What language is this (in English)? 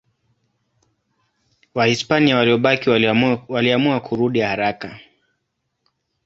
Swahili